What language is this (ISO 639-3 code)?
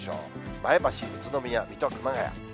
jpn